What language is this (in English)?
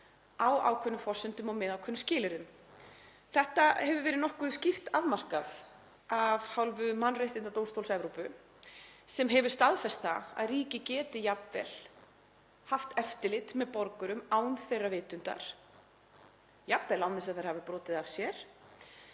Icelandic